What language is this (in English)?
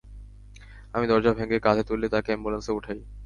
Bangla